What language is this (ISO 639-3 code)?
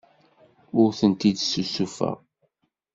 kab